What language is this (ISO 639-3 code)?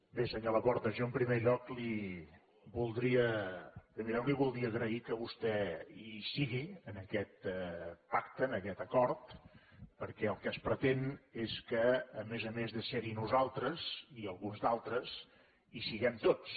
cat